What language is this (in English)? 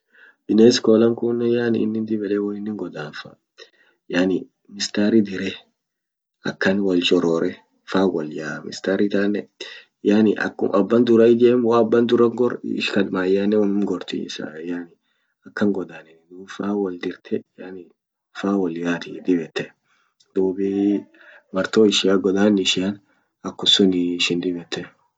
Orma